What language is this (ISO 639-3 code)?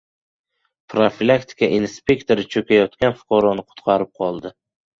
uzb